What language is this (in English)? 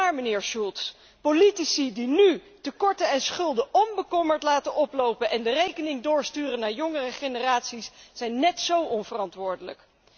Dutch